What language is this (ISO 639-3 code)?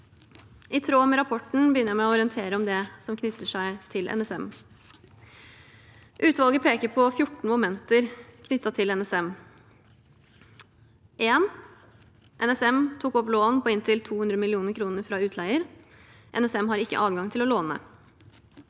nor